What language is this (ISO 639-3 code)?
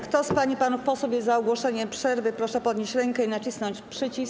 pol